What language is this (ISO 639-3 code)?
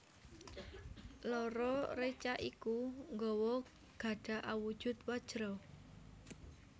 jav